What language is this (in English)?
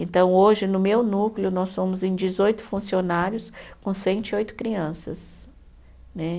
Portuguese